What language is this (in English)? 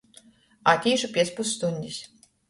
Latgalian